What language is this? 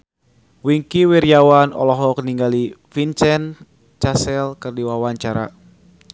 Sundanese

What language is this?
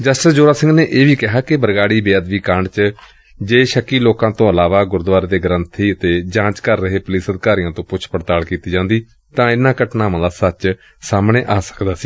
Punjabi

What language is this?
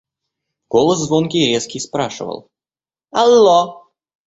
Russian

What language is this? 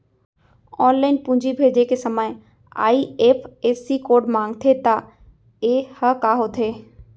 Chhattisgarhi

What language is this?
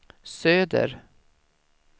Swedish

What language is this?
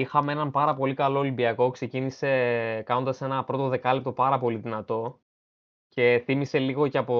Greek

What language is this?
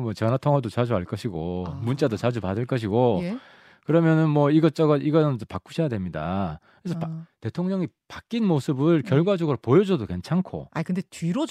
Korean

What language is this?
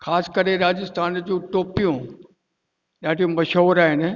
Sindhi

